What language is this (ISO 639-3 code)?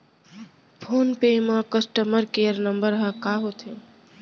hne